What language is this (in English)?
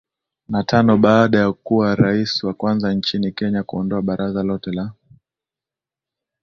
Swahili